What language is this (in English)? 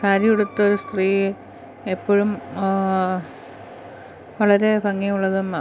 Malayalam